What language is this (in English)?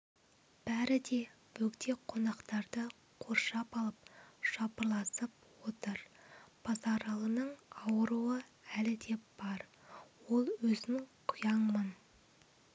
Kazakh